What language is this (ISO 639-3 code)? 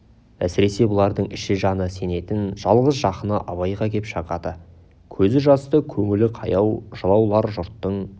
kaz